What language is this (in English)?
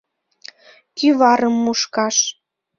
Mari